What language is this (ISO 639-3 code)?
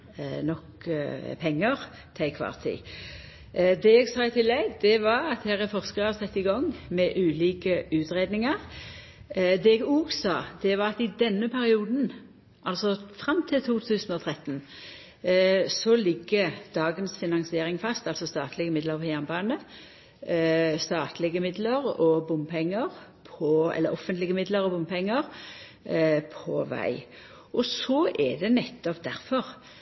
nno